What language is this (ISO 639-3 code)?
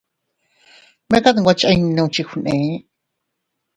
cut